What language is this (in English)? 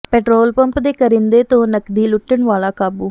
Punjabi